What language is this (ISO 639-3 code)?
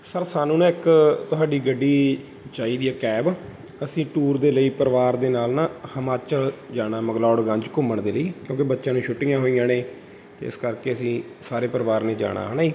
pan